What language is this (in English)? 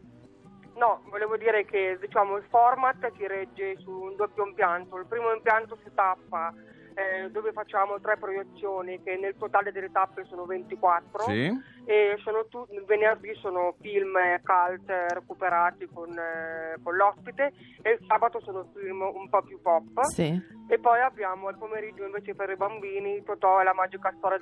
Italian